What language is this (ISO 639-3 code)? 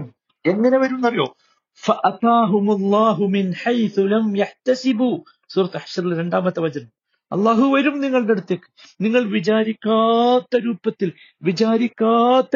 mal